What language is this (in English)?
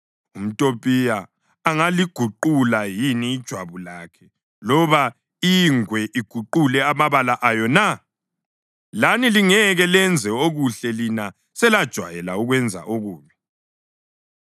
North Ndebele